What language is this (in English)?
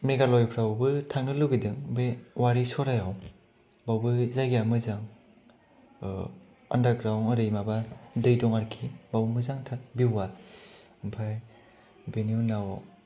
Bodo